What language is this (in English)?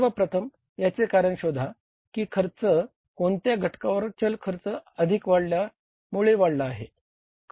Marathi